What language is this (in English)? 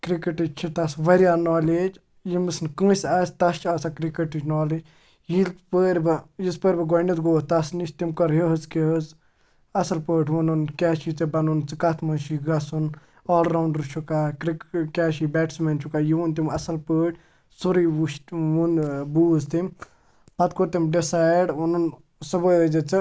Kashmiri